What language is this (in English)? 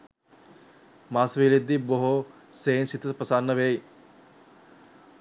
Sinhala